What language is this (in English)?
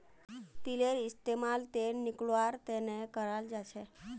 Magahi